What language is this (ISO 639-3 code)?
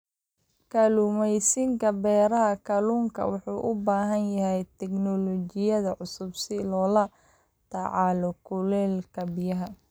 som